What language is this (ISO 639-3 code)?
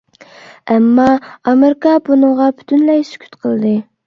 uig